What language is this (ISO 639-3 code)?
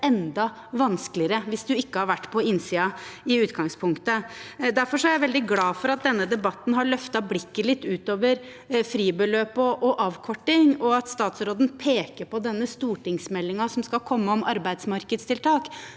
nor